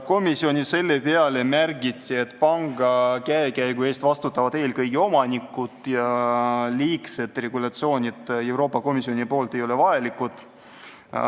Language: Estonian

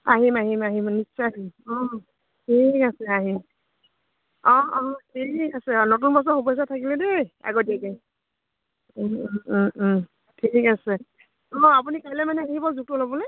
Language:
Assamese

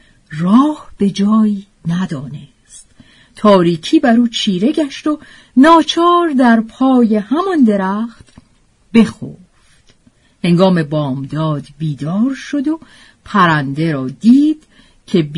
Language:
Persian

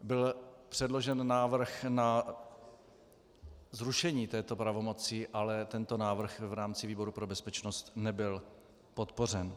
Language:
Czech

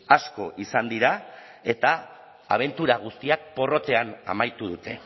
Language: Basque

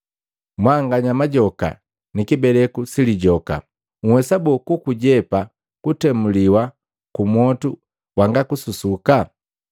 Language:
Matengo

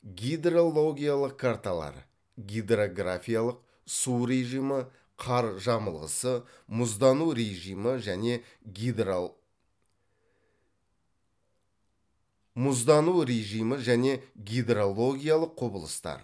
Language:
Kazakh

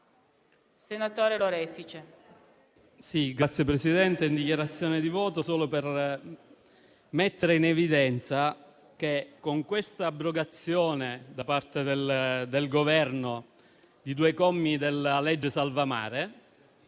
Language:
Italian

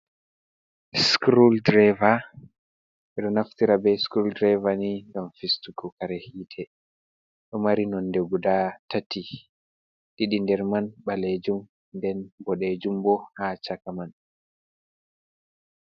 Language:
Fula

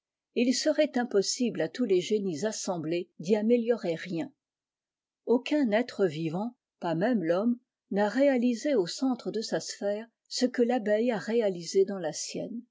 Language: French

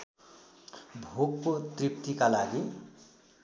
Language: Nepali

